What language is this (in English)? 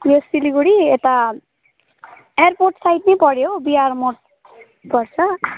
Nepali